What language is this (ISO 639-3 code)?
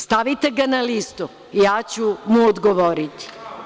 srp